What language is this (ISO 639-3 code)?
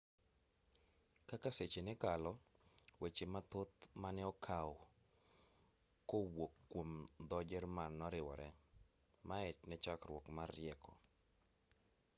luo